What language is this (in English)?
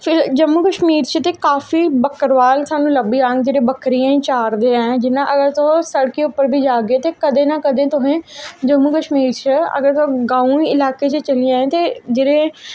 Dogri